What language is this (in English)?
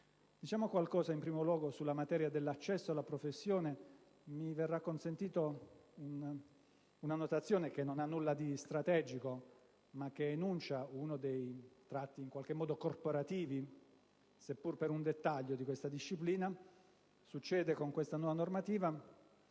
Italian